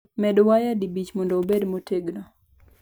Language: Luo (Kenya and Tanzania)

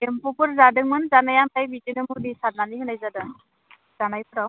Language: Bodo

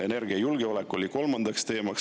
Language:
Estonian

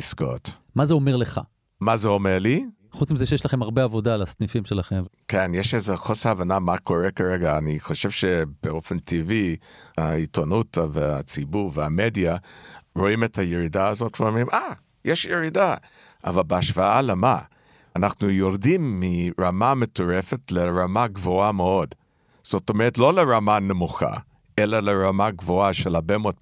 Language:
Hebrew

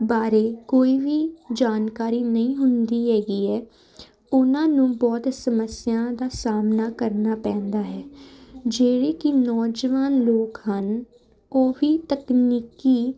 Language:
Punjabi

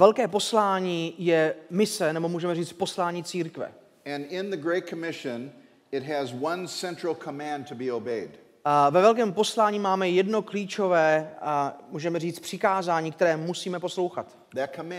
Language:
Czech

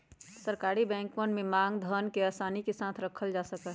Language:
Magahi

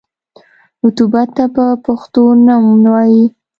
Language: Pashto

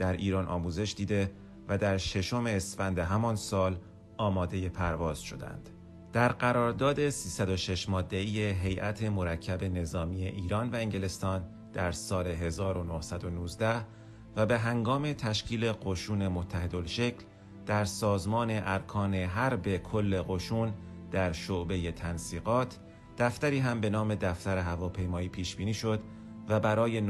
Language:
Persian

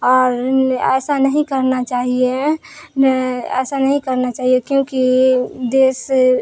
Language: Urdu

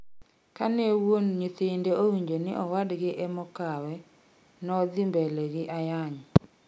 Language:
Luo (Kenya and Tanzania)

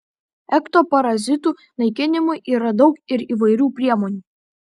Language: Lithuanian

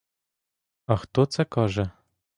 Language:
Ukrainian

